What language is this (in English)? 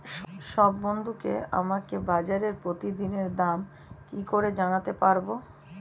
Bangla